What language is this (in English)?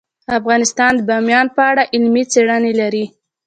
Pashto